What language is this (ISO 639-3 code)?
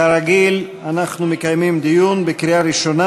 heb